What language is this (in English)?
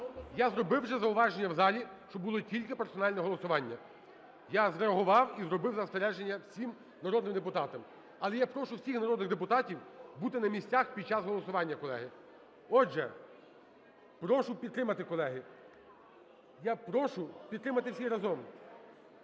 Ukrainian